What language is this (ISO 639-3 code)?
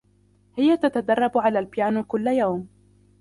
ara